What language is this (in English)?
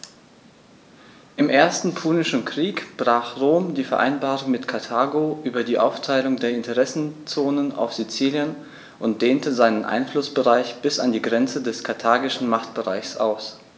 German